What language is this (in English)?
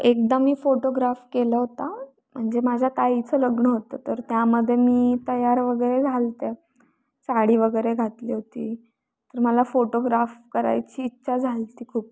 Marathi